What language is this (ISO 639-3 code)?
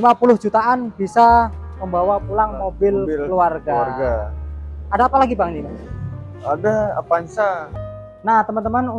ind